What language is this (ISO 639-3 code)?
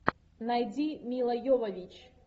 rus